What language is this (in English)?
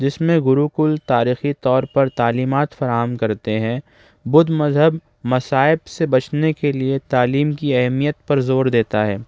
Urdu